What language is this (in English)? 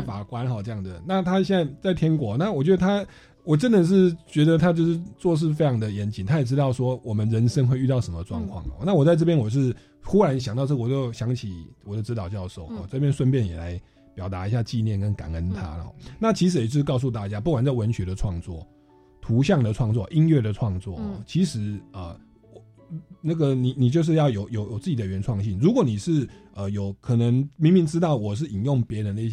Chinese